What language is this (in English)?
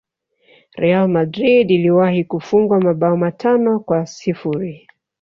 Swahili